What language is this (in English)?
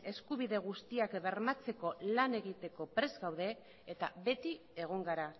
Basque